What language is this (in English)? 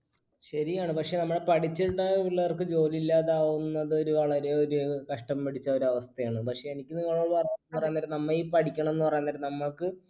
Malayalam